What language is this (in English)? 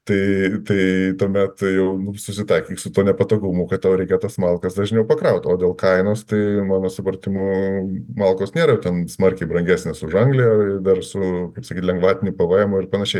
Lithuanian